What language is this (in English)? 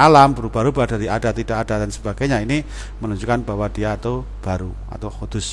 Indonesian